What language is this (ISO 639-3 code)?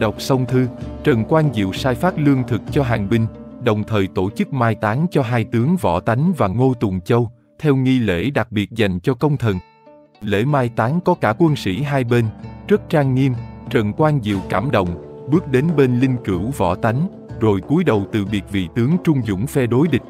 vie